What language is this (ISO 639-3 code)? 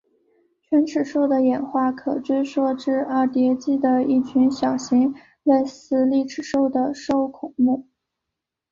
zho